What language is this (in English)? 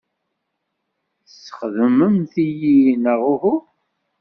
Kabyle